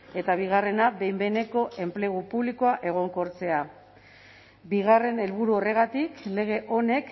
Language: Basque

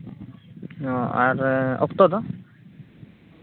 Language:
Santali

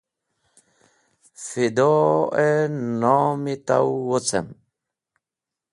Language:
Wakhi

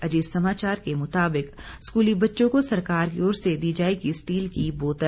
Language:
Hindi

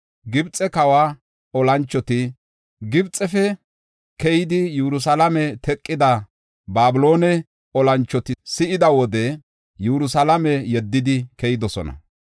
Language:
Gofa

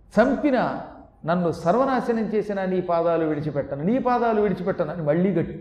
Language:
Telugu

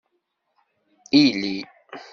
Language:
Kabyle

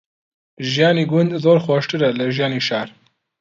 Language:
Central Kurdish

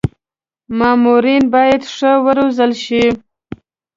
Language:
Pashto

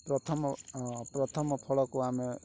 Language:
Odia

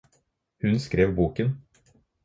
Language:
Norwegian Bokmål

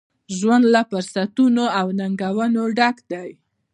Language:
Pashto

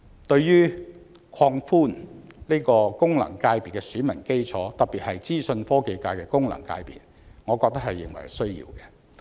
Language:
Cantonese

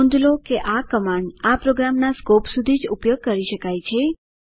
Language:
Gujarati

